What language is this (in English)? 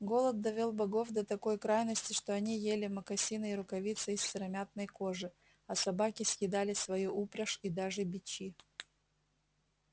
Russian